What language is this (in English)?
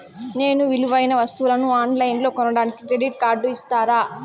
Telugu